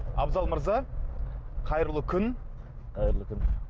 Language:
Kazakh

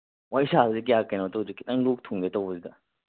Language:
Manipuri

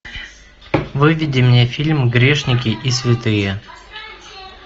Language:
Russian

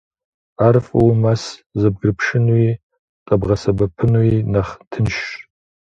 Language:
Kabardian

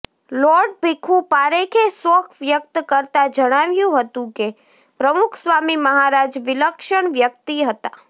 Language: Gujarati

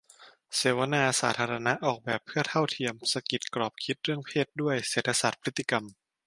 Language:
Thai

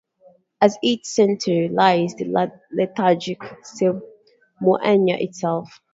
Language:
English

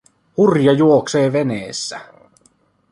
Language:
Finnish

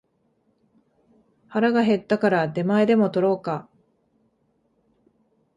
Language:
Japanese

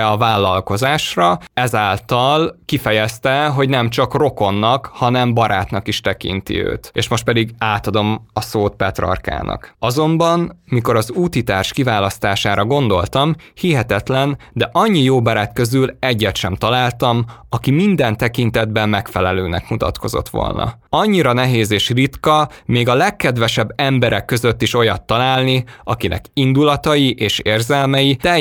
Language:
Hungarian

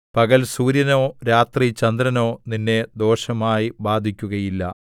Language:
Malayalam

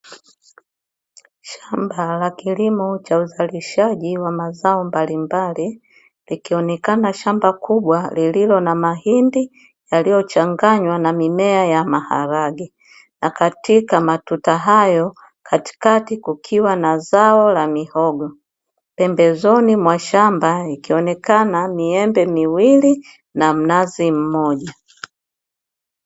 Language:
Swahili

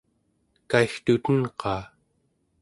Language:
Central Yupik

